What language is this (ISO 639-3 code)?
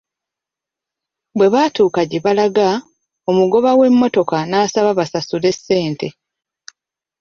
lug